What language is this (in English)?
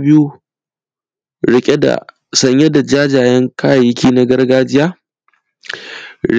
Hausa